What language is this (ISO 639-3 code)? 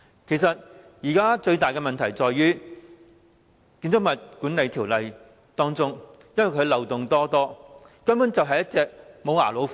yue